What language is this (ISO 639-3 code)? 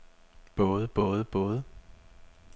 dan